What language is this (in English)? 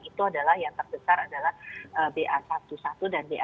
Indonesian